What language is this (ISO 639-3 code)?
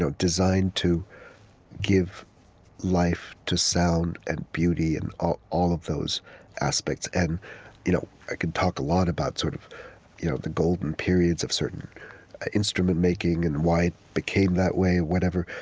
eng